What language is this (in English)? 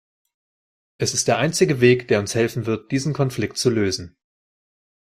German